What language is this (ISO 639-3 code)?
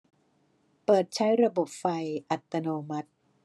tha